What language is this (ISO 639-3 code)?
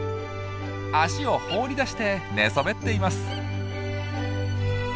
jpn